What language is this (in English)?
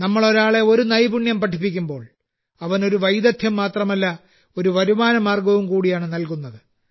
Malayalam